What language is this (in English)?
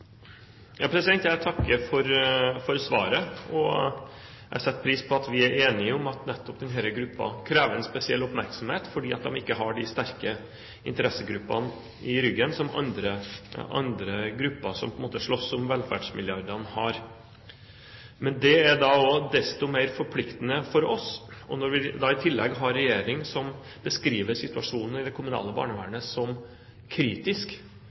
Norwegian Bokmål